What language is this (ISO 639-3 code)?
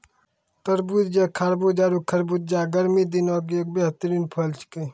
mai